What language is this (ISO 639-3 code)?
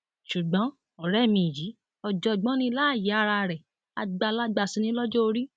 yor